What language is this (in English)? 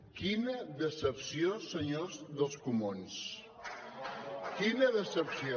Catalan